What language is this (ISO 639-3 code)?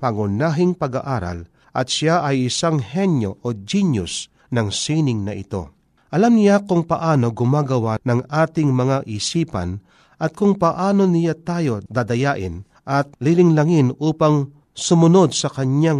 fil